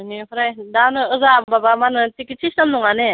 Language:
Bodo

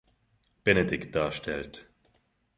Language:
German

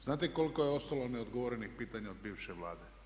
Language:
Croatian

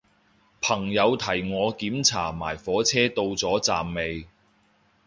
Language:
Cantonese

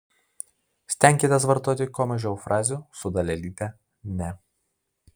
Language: Lithuanian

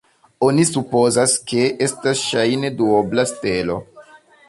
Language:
Esperanto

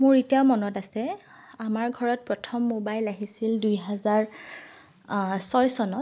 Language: Assamese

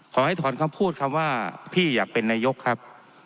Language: Thai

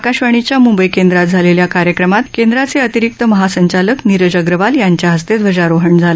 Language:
Marathi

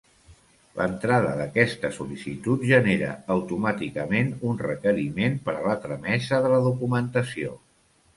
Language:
Catalan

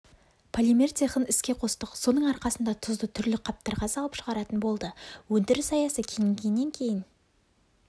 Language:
Kazakh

